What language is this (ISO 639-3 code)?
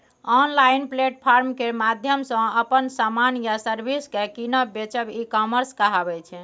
mai